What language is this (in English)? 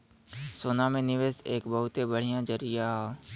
Bhojpuri